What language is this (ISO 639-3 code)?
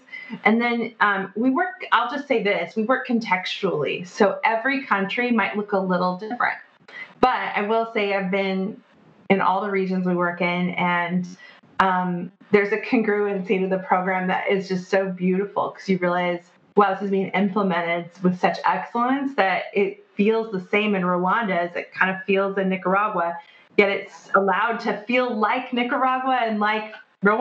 eng